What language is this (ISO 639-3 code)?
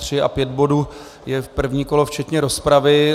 ces